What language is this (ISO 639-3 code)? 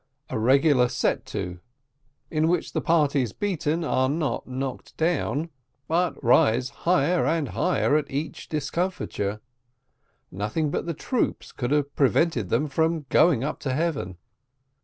eng